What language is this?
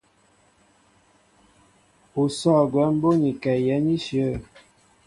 Mbo (Cameroon)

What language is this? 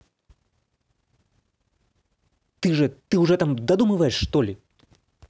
Russian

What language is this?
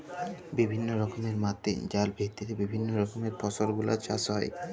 Bangla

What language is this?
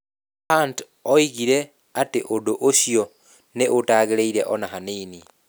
Kikuyu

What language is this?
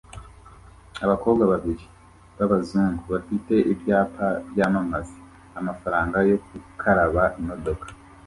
Kinyarwanda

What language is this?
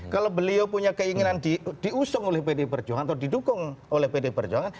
Indonesian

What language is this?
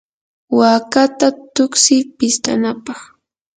Yanahuanca Pasco Quechua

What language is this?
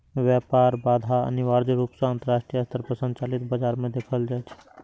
Maithili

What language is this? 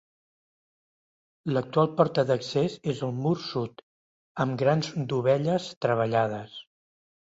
Catalan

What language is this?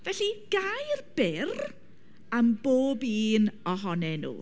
Welsh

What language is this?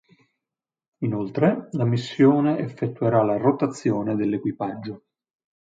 Italian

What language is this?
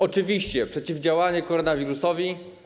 Polish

